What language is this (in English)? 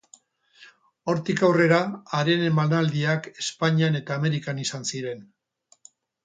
Basque